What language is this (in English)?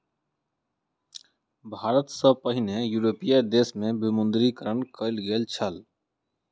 Maithili